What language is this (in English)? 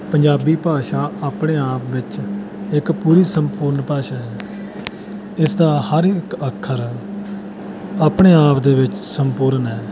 Punjabi